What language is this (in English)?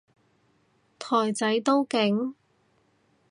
Cantonese